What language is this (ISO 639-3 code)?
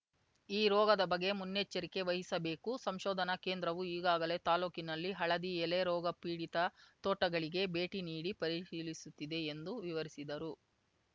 kan